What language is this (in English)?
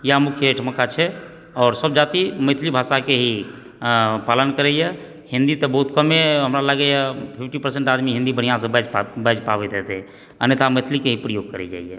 Maithili